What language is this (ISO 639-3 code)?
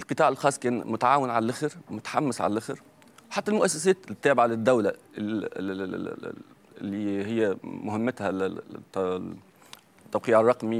ara